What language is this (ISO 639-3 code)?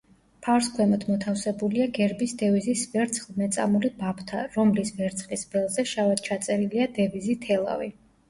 kat